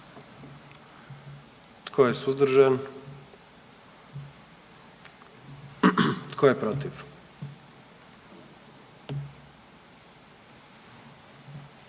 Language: Croatian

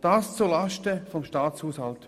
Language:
Swiss German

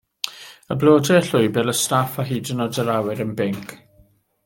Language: Welsh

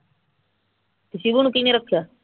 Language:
Punjabi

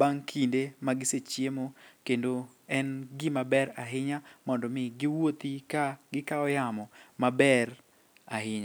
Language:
Luo (Kenya and Tanzania)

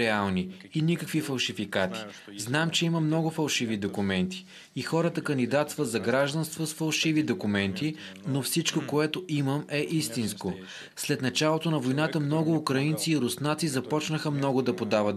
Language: Bulgarian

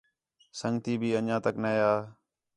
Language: Khetrani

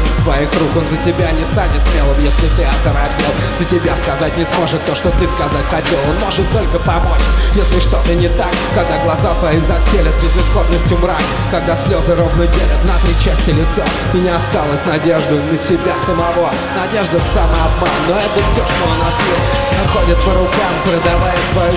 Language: Russian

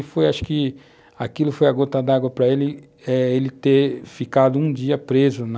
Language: Portuguese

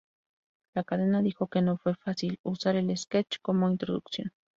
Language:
Spanish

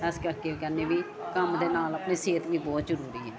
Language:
Punjabi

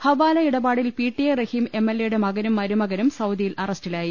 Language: Malayalam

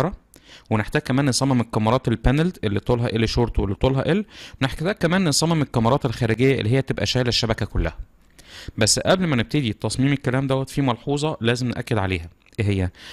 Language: Arabic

